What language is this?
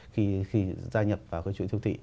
Vietnamese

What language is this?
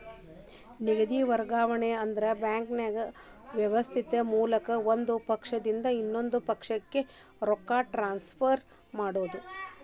Kannada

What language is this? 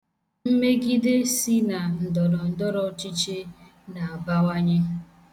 Igbo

